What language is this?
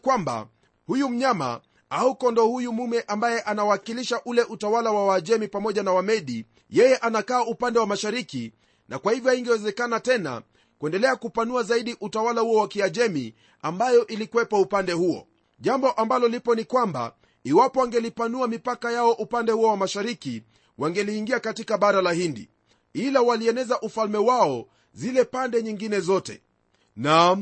Swahili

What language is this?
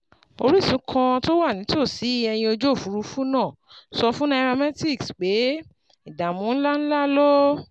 Yoruba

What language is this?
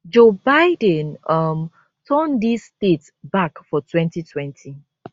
Nigerian Pidgin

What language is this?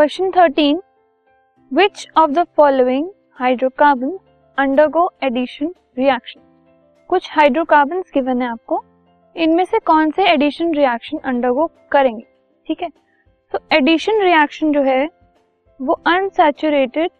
Hindi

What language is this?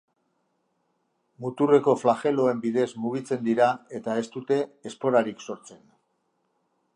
Basque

